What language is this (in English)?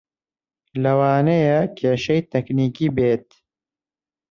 Central Kurdish